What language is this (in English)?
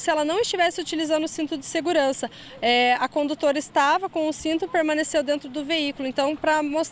Portuguese